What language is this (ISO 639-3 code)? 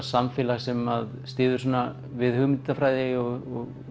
isl